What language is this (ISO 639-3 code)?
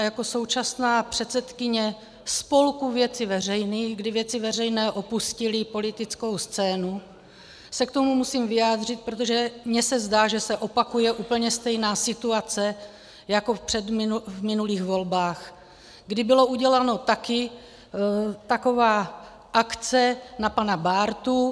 ces